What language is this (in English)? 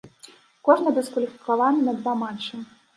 Belarusian